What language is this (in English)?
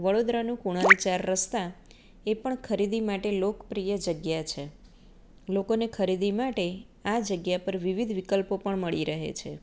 Gujarati